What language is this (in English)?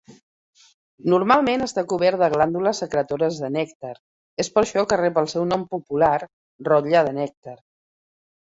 Catalan